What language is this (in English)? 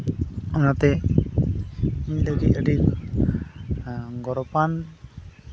Santali